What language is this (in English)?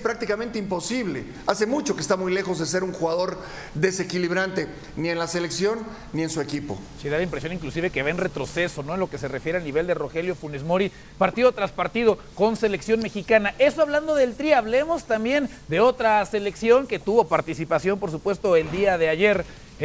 Spanish